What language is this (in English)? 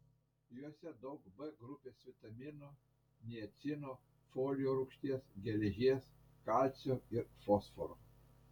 Lithuanian